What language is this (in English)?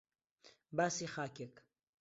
Central Kurdish